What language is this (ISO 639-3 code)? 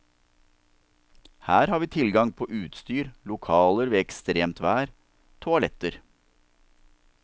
nor